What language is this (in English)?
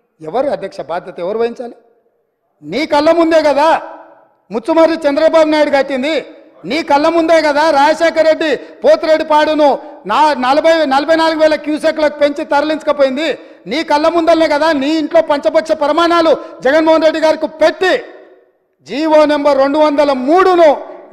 Telugu